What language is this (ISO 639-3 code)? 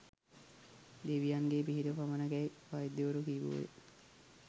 sin